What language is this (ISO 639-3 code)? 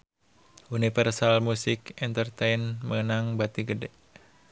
sun